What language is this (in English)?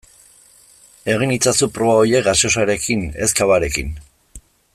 Basque